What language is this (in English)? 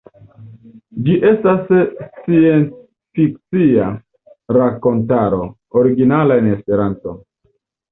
Esperanto